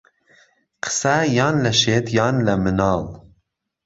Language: Central Kurdish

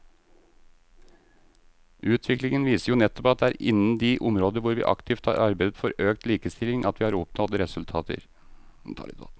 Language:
Norwegian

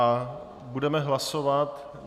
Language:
Czech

